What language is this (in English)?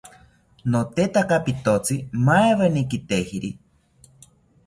South Ucayali Ashéninka